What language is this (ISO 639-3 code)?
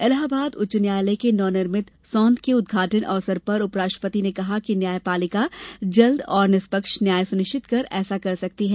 hin